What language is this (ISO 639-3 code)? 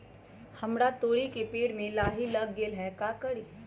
mag